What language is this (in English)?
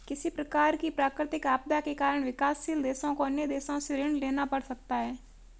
Hindi